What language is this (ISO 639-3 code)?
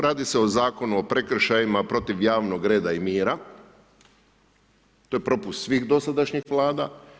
hrv